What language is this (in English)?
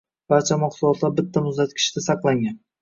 Uzbek